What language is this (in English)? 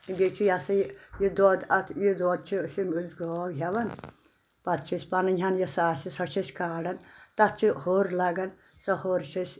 Kashmiri